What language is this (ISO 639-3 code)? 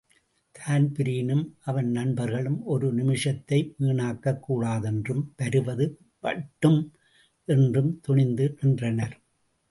tam